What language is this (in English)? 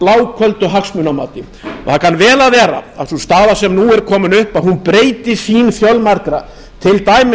Icelandic